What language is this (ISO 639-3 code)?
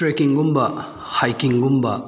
mni